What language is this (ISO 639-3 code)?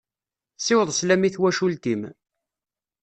kab